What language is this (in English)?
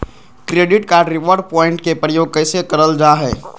Magahi